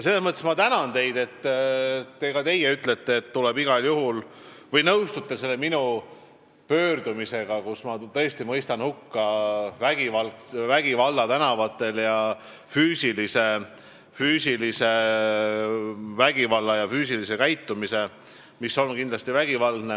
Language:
Estonian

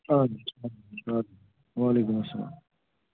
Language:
Kashmiri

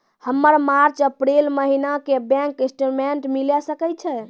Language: Maithili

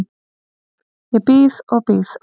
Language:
Icelandic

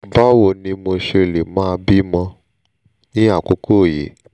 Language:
Yoruba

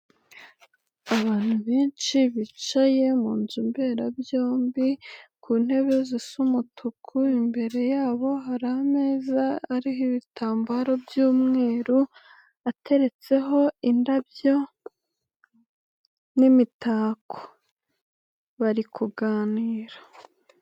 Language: Kinyarwanda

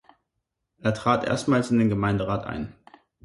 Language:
German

